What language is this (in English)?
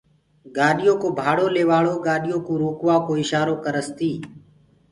Gurgula